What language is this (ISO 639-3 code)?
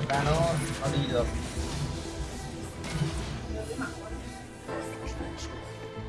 vie